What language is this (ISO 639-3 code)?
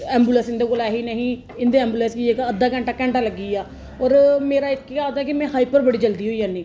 doi